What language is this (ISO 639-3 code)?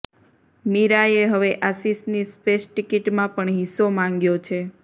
guj